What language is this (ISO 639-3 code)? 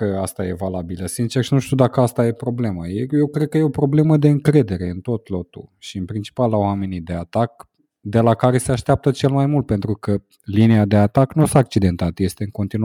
ron